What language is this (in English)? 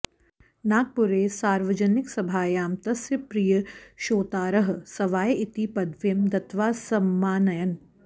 Sanskrit